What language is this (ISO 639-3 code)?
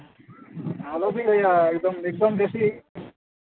sat